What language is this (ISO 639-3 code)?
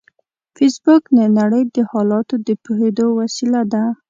pus